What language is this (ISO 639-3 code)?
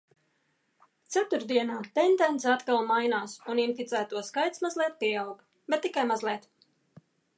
lav